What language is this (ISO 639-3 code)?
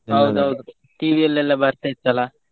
kan